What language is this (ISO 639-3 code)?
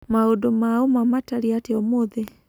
kik